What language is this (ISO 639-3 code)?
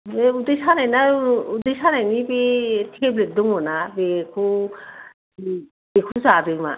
brx